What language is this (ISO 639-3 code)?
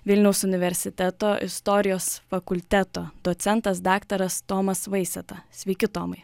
lit